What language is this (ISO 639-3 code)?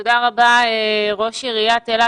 heb